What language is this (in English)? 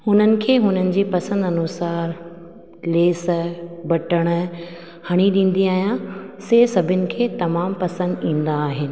Sindhi